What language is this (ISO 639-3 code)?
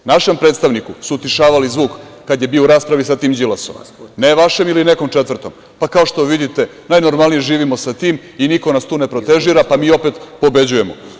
srp